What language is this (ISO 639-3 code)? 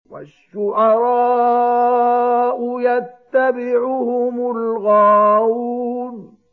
ara